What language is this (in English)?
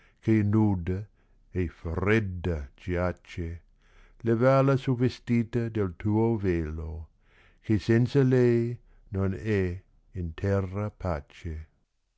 Italian